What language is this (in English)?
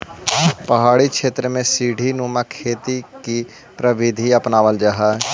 Magahi